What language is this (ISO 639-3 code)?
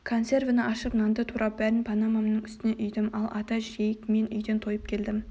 kaz